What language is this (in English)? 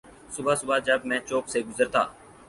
Urdu